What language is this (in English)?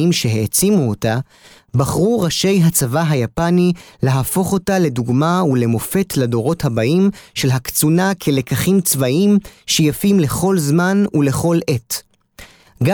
Hebrew